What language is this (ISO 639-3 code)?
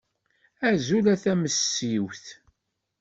kab